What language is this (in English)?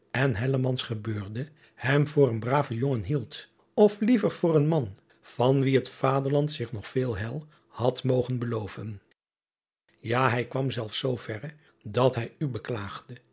Dutch